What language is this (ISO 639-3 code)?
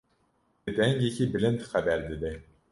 kur